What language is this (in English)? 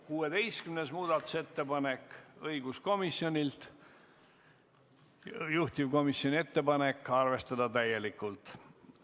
Estonian